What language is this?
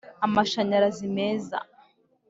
Kinyarwanda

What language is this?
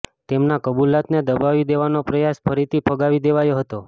Gujarati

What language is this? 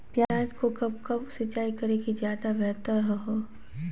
Magahi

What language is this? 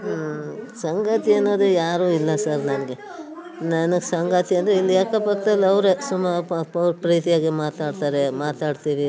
Kannada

